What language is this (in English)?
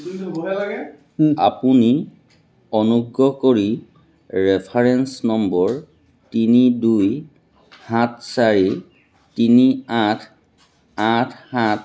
Assamese